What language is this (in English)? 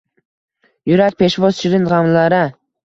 Uzbek